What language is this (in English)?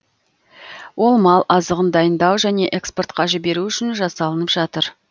Kazakh